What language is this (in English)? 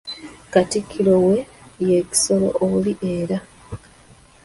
Ganda